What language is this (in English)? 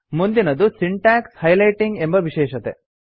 Kannada